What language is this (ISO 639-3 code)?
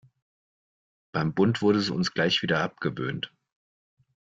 deu